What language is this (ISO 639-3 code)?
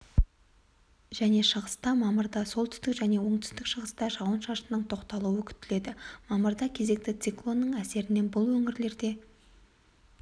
kaz